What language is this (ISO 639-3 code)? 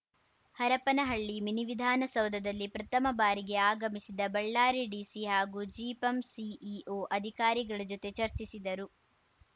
kan